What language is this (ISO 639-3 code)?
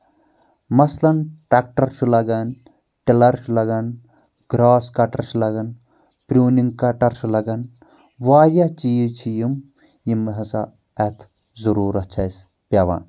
kas